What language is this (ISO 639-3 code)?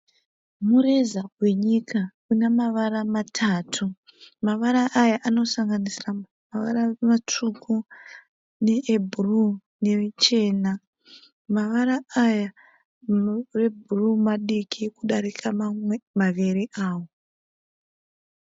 sna